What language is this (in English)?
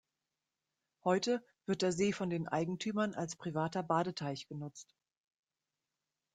German